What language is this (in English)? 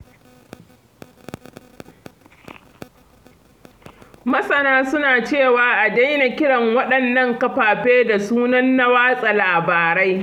Hausa